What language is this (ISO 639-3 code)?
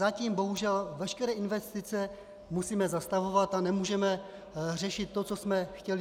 ces